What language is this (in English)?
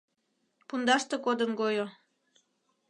Mari